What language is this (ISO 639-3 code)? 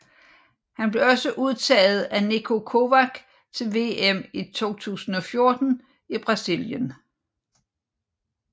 dan